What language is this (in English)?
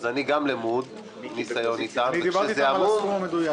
Hebrew